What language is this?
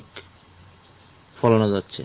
Bangla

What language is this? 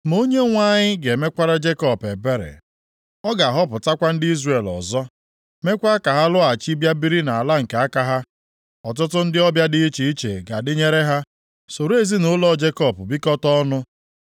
Igbo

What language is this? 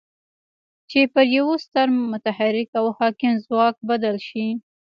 Pashto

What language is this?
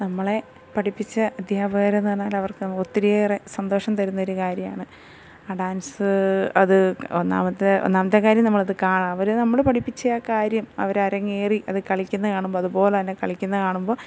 Malayalam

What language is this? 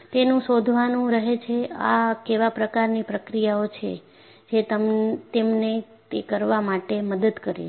Gujarati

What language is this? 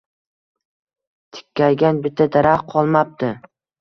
Uzbek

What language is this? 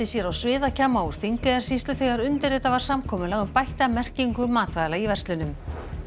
Icelandic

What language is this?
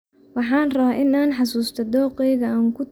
Somali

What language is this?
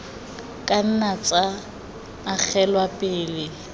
Tswana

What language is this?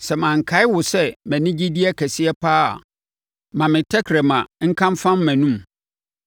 Akan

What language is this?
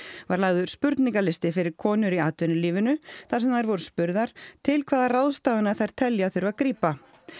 Icelandic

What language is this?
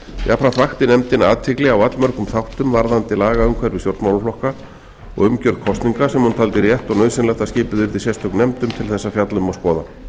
Icelandic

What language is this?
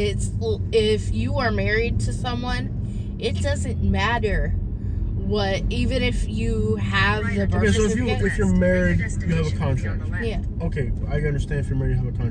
English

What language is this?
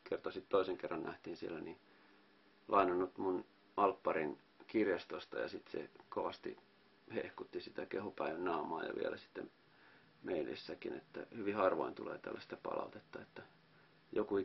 Finnish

